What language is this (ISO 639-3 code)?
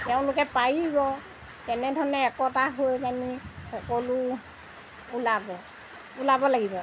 asm